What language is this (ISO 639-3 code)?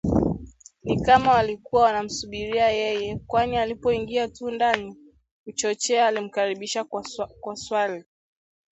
swa